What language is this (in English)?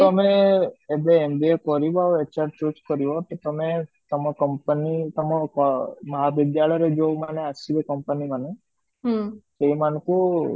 Odia